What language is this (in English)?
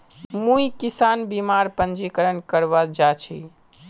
Magahi